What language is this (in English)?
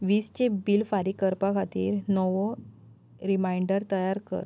Konkani